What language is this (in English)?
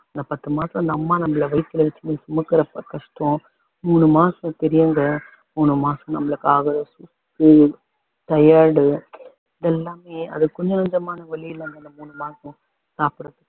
Tamil